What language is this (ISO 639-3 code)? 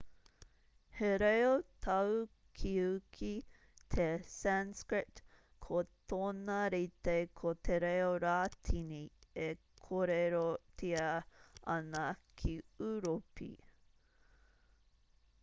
mri